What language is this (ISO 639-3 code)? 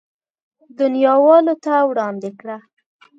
pus